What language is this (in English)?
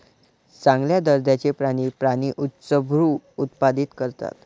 Marathi